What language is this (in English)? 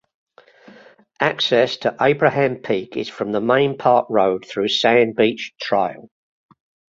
English